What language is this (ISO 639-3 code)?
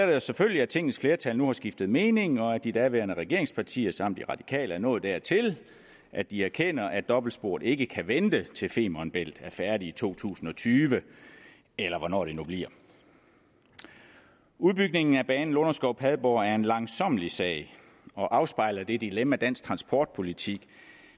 dan